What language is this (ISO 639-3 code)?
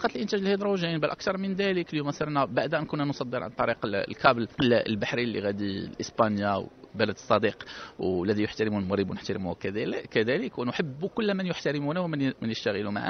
ara